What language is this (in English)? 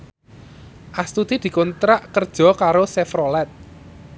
Javanese